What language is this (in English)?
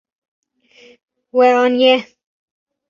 Kurdish